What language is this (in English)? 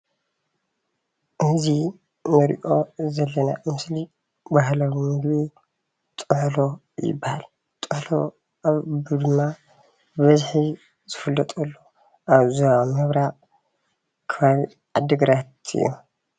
Tigrinya